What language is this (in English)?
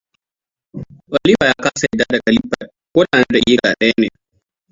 Hausa